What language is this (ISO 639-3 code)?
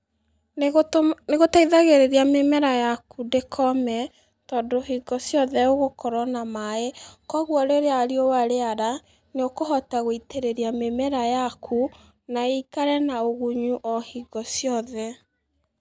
kik